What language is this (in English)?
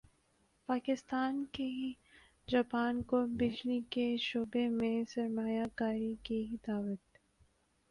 Urdu